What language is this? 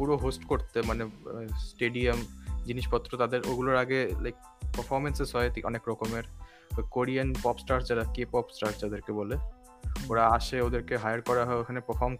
Bangla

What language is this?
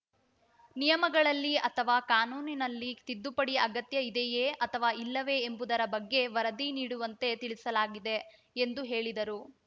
Kannada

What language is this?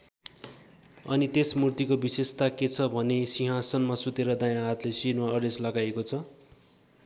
Nepali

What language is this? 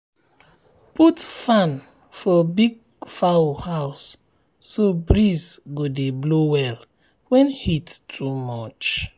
Nigerian Pidgin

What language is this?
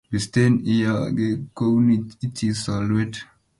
Kalenjin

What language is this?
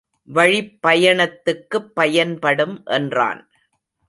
Tamil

